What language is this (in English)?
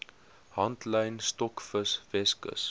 Afrikaans